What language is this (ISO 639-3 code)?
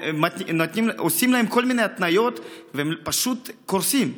heb